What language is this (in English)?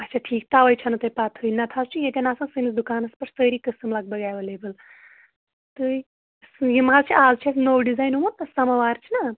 Kashmiri